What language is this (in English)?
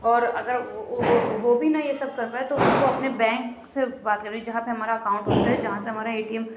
Urdu